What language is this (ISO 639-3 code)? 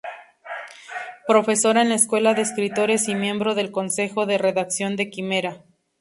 spa